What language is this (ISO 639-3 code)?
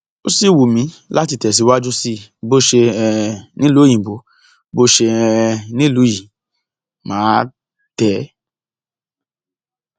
yor